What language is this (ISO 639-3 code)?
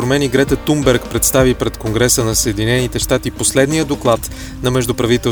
bul